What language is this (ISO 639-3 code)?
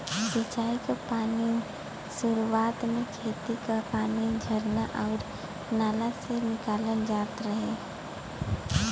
bho